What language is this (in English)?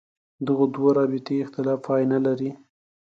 Pashto